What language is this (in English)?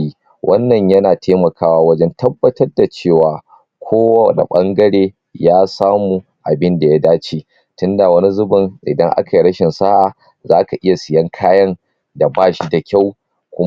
Hausa